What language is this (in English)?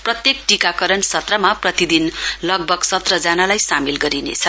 Nepali